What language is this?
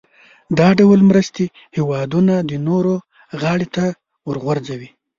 Pashto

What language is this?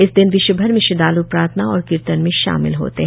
Hindi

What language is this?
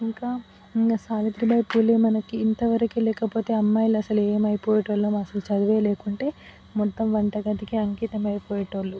Telugu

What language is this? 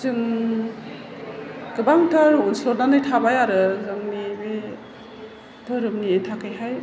Bodo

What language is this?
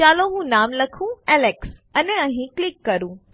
Gujarati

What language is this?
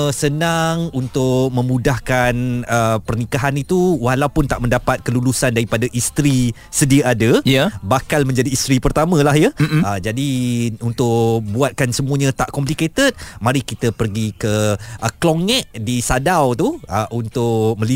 Malay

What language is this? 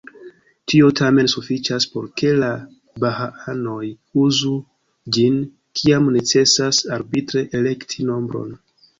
Esperanto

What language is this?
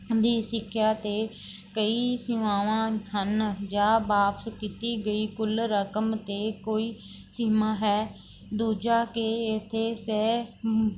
Punjabi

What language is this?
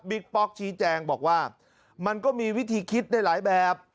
Thai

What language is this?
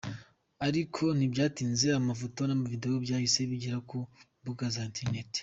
Kinyarwanda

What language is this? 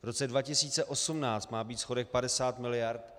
Czech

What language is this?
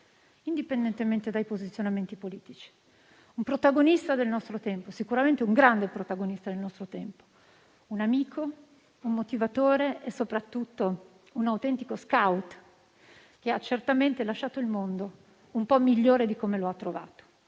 Italian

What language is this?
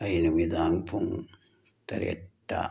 Manipuri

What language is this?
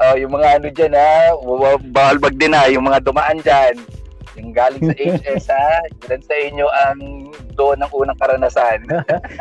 Filipino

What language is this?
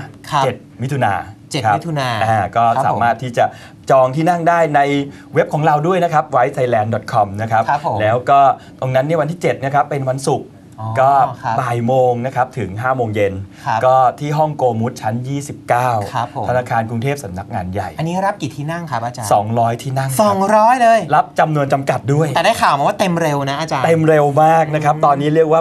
Thai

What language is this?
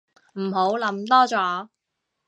Cantonese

